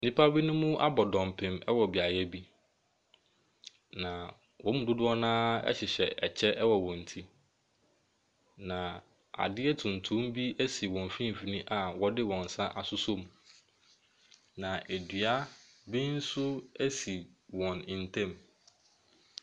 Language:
Akan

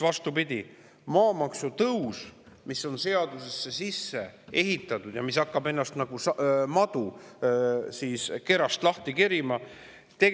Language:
Estonian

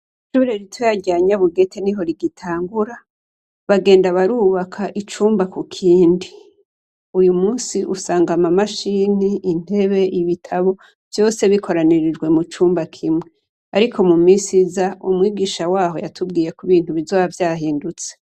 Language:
Rundi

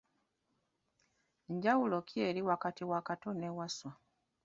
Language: Ganda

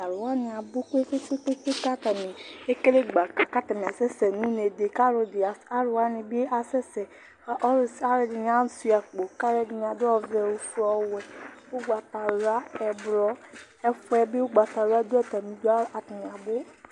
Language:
Ikposo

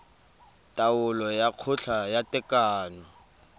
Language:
Tswana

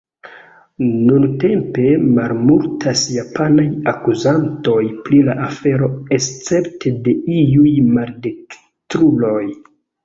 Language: Esperanto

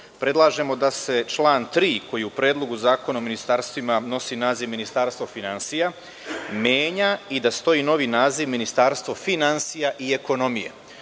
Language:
Serbian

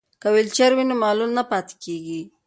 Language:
Pashto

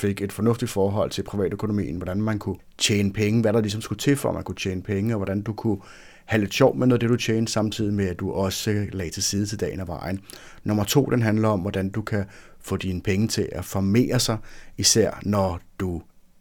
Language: Danish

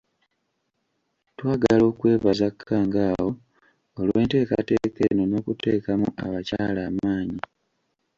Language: Ganda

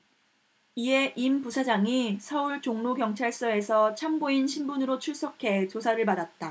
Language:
Korean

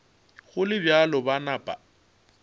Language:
Northern Sotho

